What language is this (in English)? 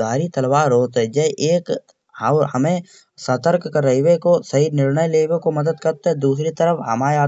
Kanauji